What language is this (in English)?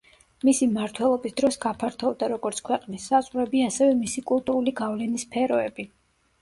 Georgian